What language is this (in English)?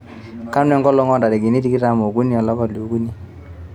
Masai